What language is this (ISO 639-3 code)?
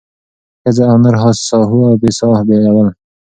pus